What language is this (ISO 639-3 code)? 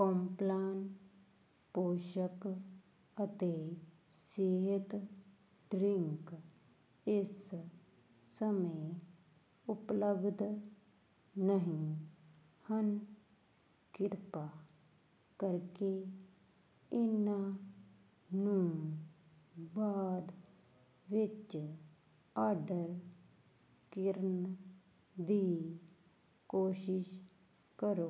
pan